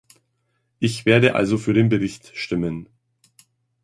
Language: German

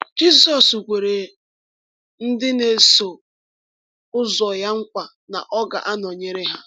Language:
Igbo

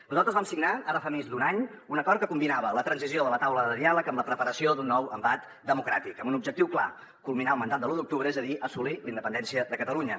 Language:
Catalan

